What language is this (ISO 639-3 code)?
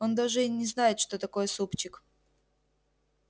rus